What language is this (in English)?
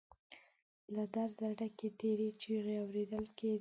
Pashto